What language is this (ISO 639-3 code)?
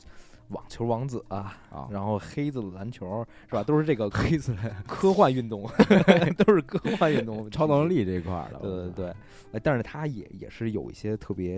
zho